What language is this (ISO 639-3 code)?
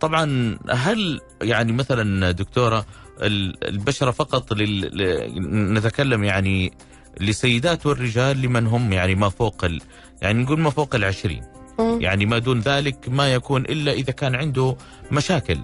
ara